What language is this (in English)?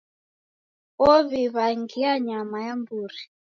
Taita